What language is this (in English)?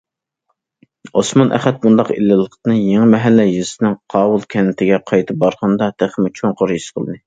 Uyghur